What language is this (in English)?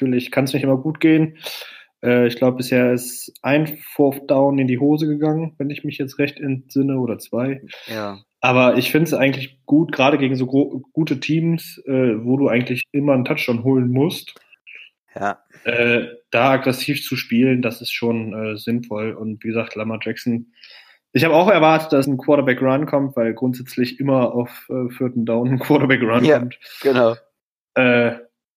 German